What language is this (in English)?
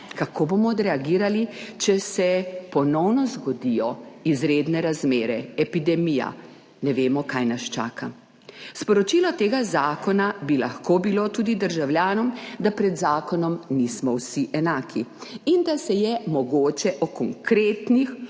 Slovenian